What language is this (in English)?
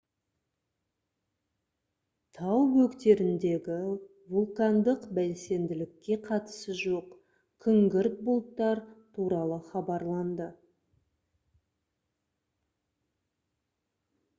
Kazakh